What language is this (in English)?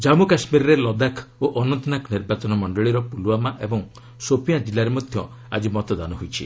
Odia